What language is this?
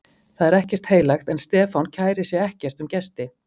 Icelandic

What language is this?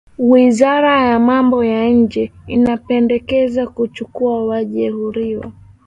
Swahili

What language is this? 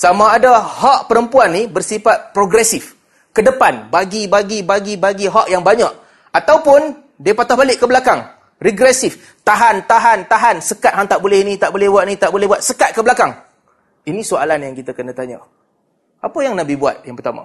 Malay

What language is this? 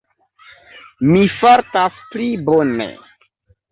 Esperanto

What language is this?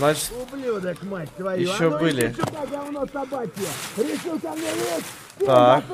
Russian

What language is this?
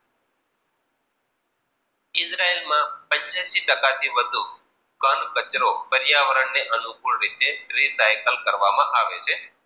Gujarati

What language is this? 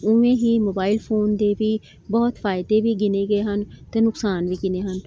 Punjabi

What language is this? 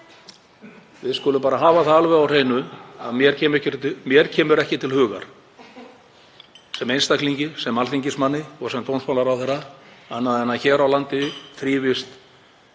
Icelandic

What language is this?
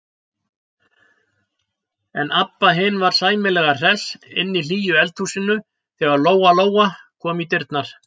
Icelandic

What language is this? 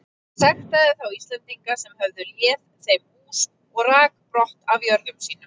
Icelandic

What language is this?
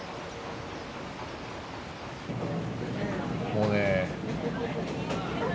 Japanese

